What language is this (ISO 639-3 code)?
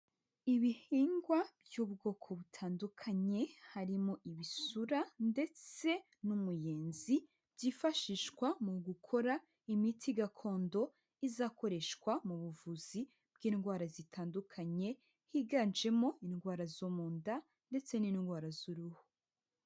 kin